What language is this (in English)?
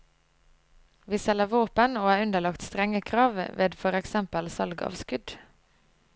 Norwegian